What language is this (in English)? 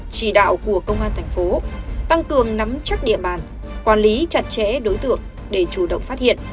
Vietnamese